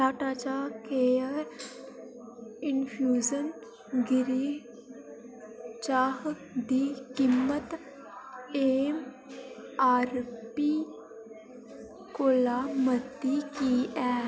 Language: Dogri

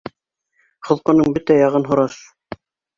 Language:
Bashkir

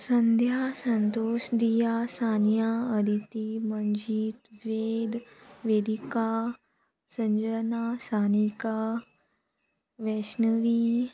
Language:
Konkani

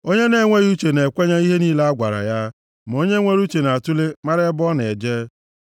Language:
Igbo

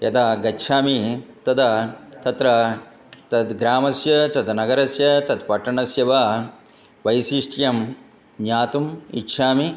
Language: Sanskrit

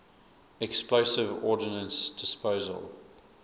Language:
English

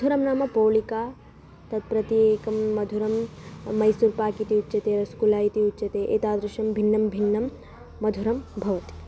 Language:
Sanskrit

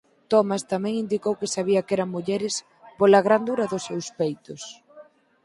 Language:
Galician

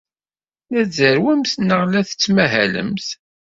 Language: Kabyle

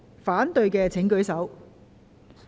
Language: Cantonese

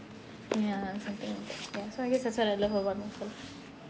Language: English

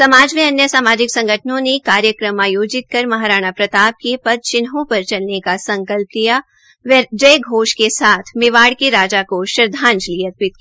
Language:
Hindi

